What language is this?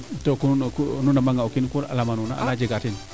Serer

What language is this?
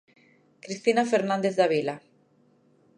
Galician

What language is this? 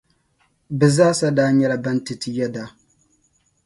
Dagbani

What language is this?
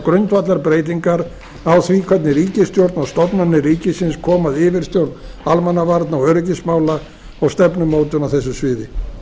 Icelandic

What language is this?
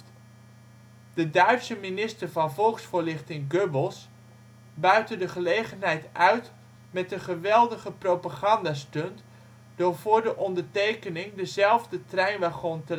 Dutch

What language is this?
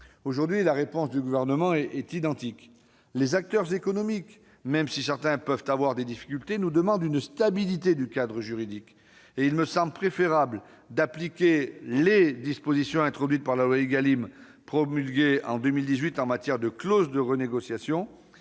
French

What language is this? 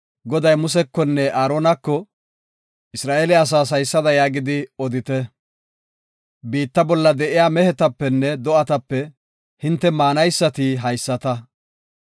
Gofa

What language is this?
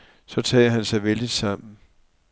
Danish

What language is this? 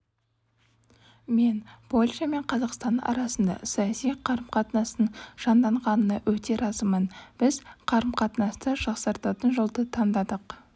Kazakh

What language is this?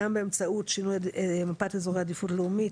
Hebrew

